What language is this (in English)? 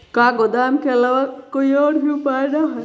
Magahi